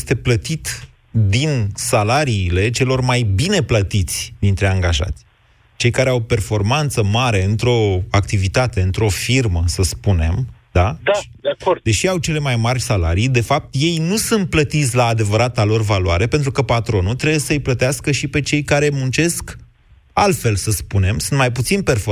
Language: Romanian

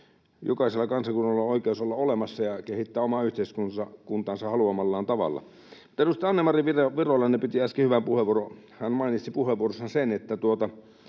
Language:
Finnish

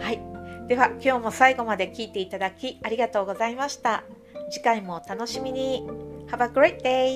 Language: Japanese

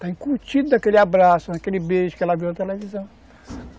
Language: Portuguese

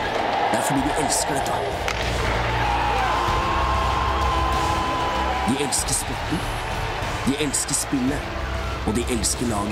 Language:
French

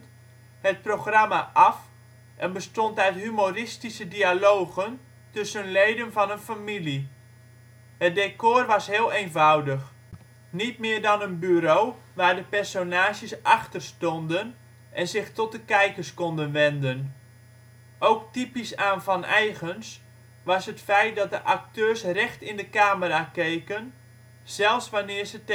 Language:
Dutch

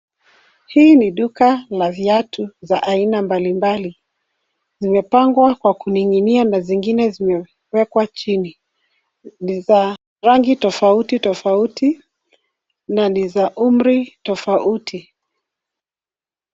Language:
Swahili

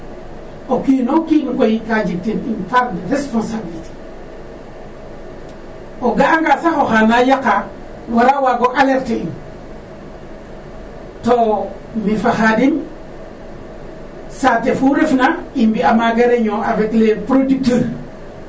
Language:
Serer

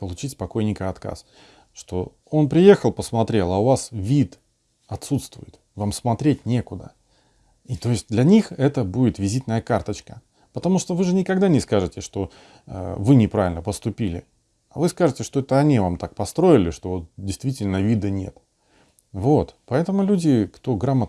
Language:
Russian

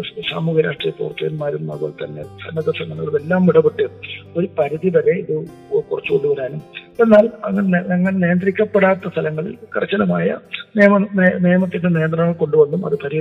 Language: Malayalam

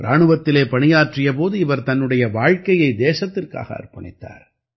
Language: Tamil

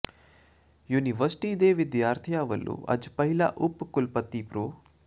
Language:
Punjabi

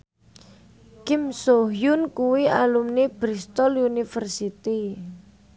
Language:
Javanese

